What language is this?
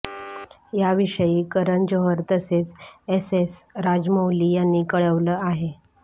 Marathi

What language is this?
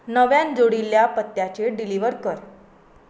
Konkani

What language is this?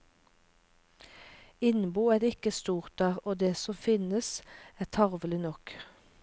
Norwegian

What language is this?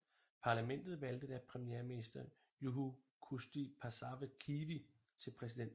Danish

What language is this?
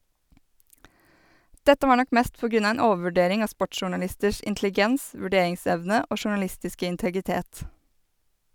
Norwegian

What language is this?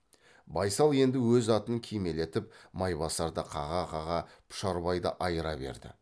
Kazakh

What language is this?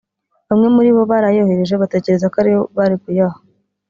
Kinyarwanda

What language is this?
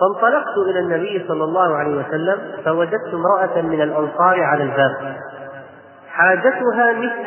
Arabic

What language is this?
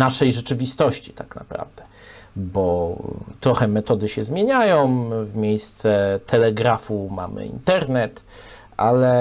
Polish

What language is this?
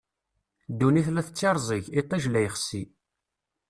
Kabyle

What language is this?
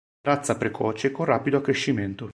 Italian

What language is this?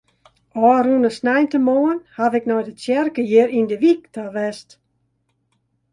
Western Frisian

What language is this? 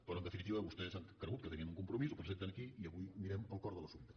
Catalan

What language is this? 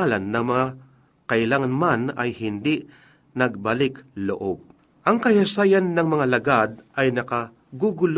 Filipino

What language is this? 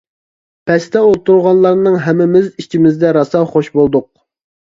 Uyghur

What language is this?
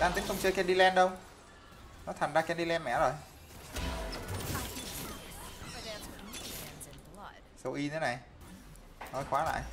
Vietnamese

